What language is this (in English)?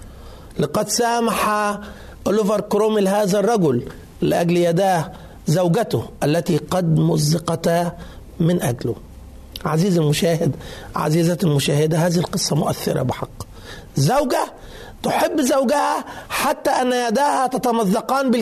Arabic